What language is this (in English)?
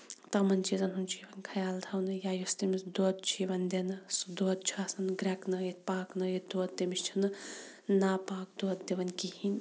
Kashmiri